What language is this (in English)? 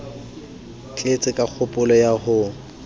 Southern Sotho